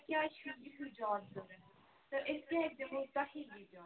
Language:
Kashmiri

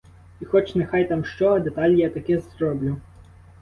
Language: Ukrainian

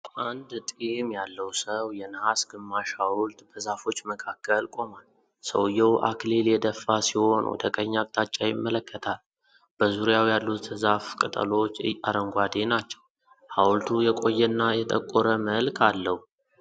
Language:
Amharic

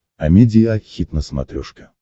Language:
Russian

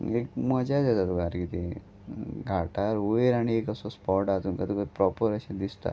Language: Konkani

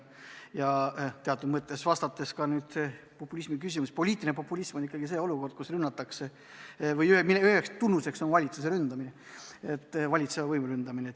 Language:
Estonian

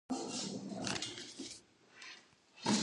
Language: Kabardian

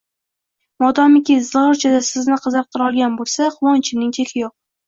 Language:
Uzbek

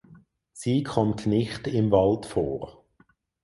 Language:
German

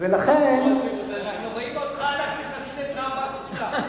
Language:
Hebrew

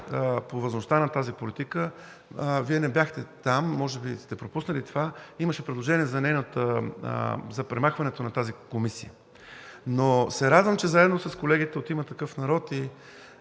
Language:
Bulgarian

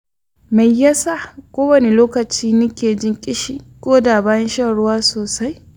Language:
Hausa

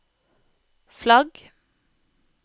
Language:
Norwegian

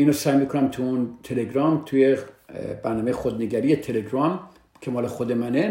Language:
Persian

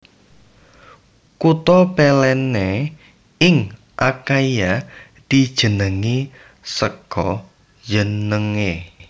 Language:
Javanese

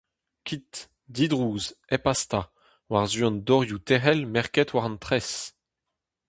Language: Breton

